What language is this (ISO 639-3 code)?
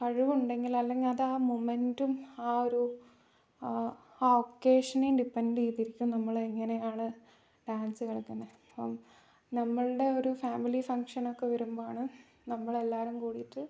mal